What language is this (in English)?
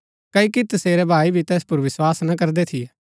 Gaddi